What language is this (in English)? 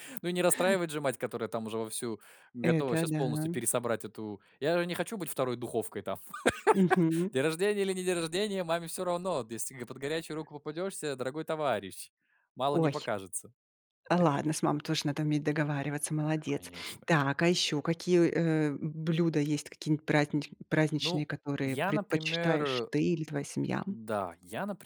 Russian